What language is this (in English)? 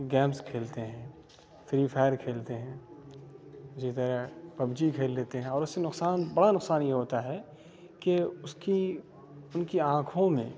Urdu